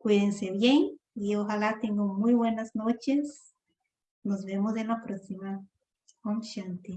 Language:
Spanish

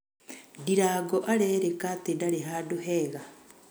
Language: Kikuyu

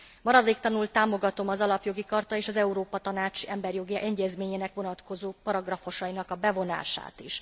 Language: Hungarian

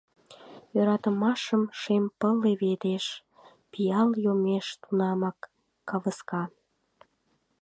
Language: Mari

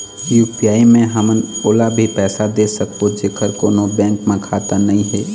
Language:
Chhattisgarhi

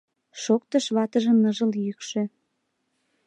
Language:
Mari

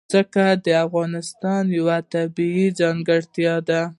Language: Pashto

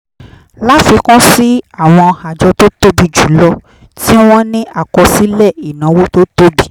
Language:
Yoruba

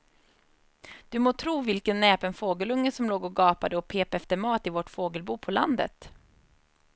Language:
Swedish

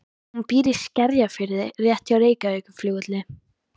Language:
Icelandic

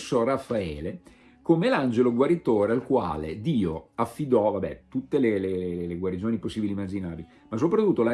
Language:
Italian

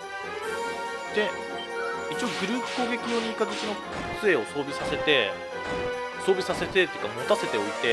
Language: Japanese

